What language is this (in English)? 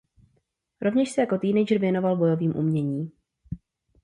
Czech